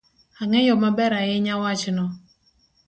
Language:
Luo (Kenya and Tanzania)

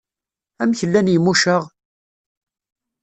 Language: Kabyle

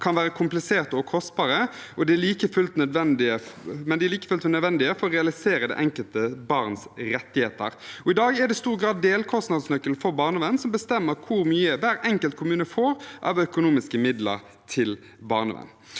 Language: Norwegian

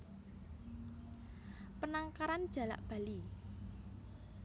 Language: Javanese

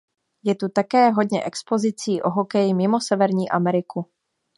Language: Czech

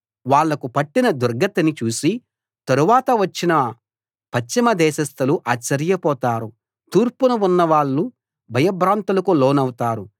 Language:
Telugu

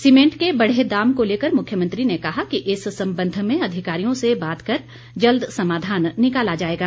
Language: Hindi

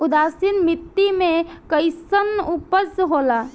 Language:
Bhojpuri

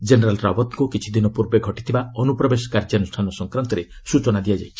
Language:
Odia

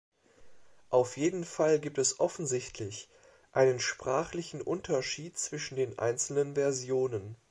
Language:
German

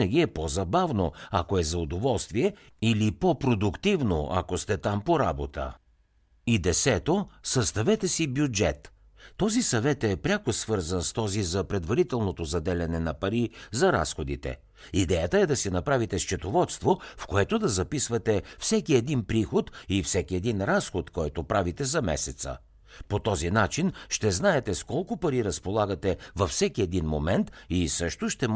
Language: Bulgarian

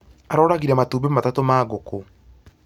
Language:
Kikuyu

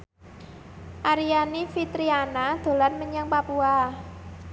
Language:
Javanese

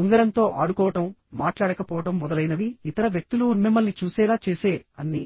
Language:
Telugu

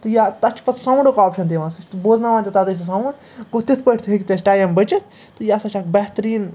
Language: Kashmiri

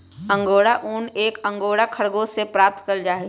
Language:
Magahi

